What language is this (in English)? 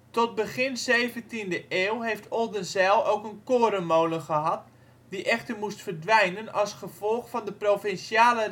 Dutch